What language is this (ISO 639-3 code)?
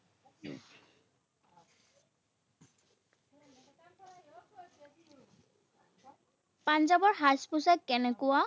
asm